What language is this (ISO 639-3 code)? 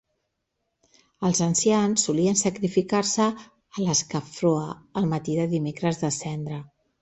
cat